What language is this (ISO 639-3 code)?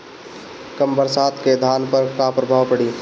bho